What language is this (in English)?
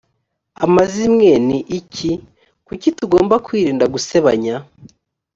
Kinyarwanda